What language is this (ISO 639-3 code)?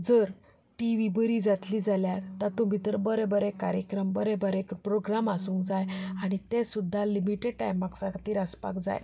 kok